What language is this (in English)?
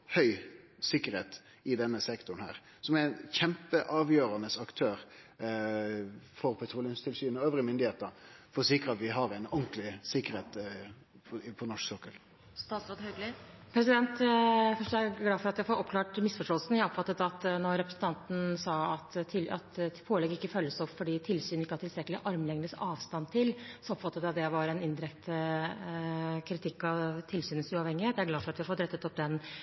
Norwegian